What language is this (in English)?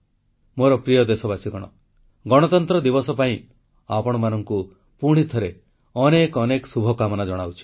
Odia